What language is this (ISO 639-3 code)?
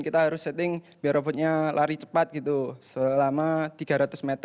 ind